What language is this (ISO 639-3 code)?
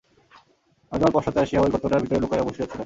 ben